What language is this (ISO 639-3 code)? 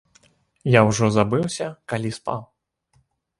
bel